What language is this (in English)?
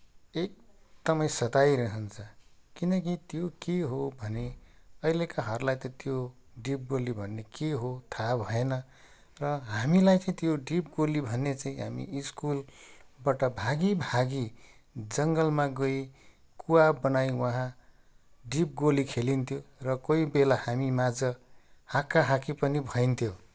Nepali